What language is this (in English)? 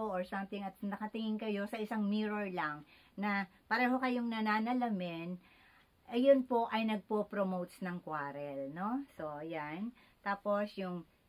Filipino